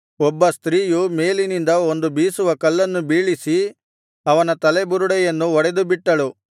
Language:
Kannada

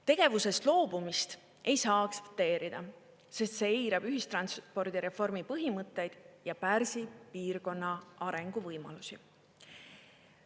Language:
Estonian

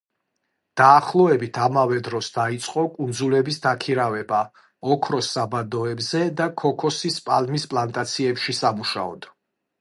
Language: Georgian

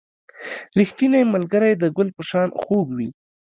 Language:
Pashto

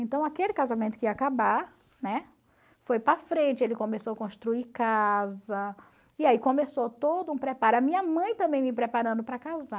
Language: Portuguese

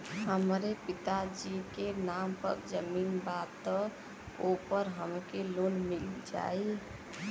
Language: Bhojpuri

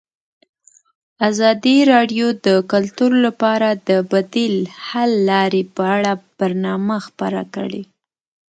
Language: Pashto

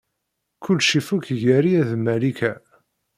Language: Kabyle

